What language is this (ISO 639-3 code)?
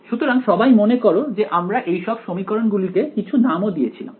ben